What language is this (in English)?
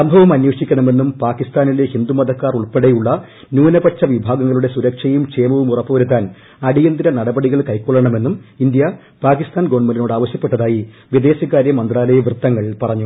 Malayalam